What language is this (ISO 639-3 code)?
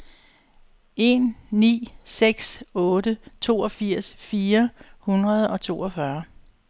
dan